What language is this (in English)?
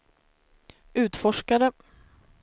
Swedish